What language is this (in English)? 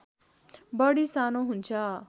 Nepali